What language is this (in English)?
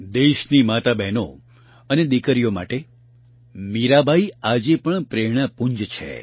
Gujarati